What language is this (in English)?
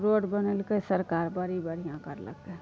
Maithili